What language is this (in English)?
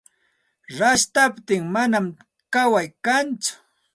Santa Ana de Tusi Pasco Quechua